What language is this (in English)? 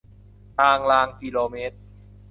Thai